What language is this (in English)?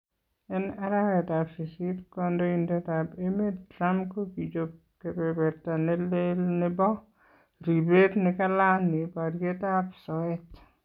Kalenjin